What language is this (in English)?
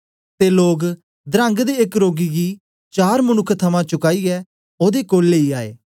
Dogri